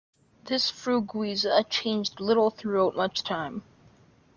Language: English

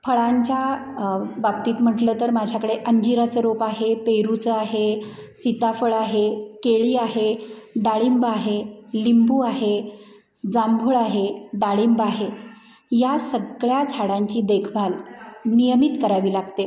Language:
Marathi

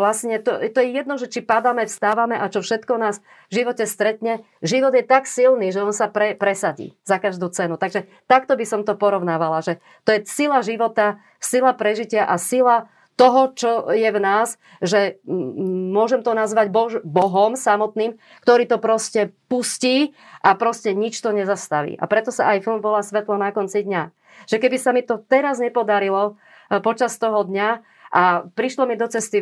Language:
Slovak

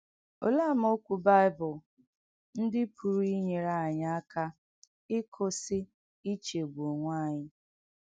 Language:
Igbo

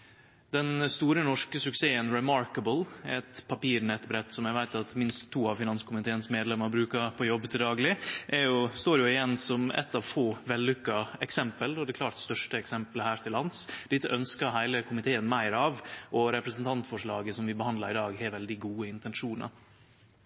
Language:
Norwegian Nynorsk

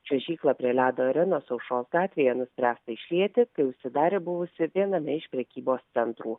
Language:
Lithuanian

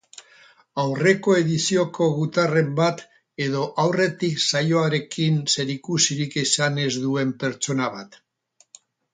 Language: Basque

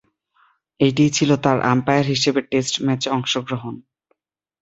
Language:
Bangla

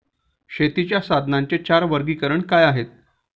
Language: Marathi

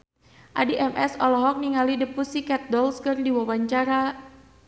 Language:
Sundanese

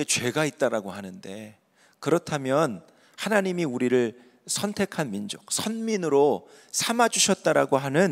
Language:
Korean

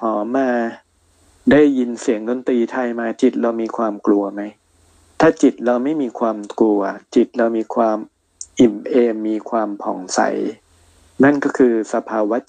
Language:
Thai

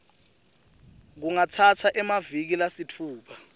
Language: Swati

